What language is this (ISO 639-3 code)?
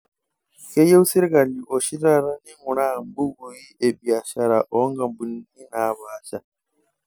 mas